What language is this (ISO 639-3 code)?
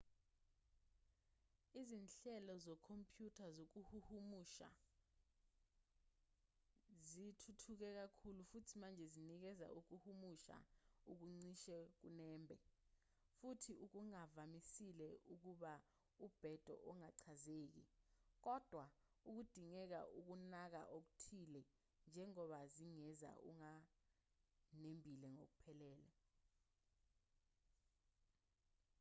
zul